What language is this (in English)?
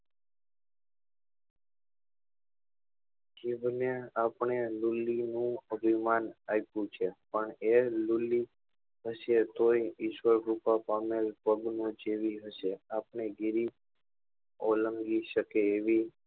Gujarati